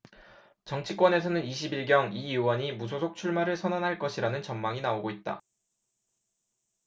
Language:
Korean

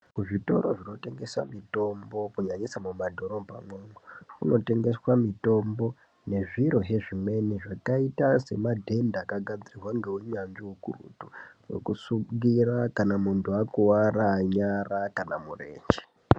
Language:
Ndau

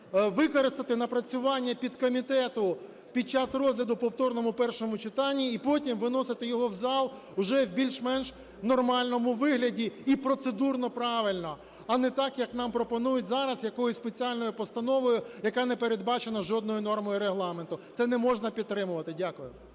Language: Ukrainian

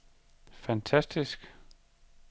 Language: Danish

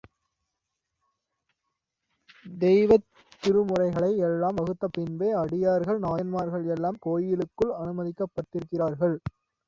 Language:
Tamil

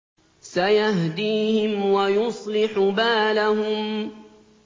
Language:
Arabic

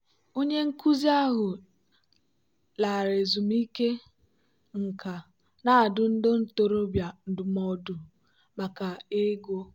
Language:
Igbo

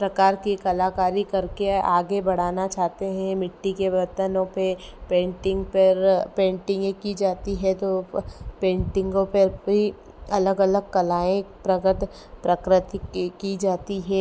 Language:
Hindi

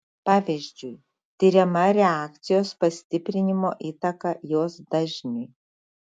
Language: Lithuanian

